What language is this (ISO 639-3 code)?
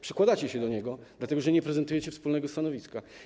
pol